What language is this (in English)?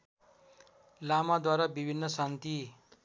Nepali